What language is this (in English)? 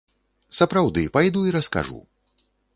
Belarusian